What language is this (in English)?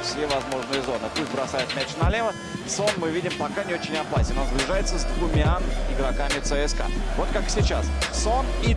Russian